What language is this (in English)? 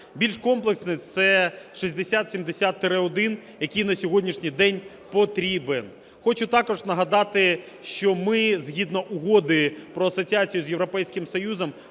Ukrainian